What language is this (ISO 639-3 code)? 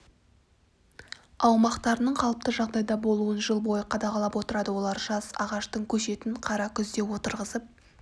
kaz